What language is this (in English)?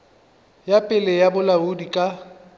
Northern Sotho